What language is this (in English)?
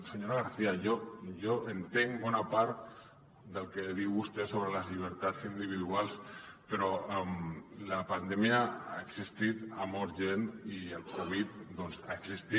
Catalan